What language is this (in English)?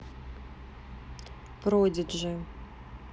Russian